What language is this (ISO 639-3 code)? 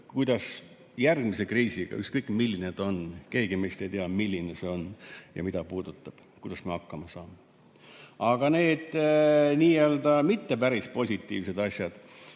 est